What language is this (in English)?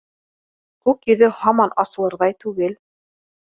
Bashkir